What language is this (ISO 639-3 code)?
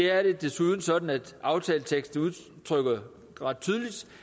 dan